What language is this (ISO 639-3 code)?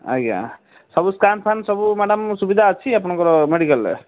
ori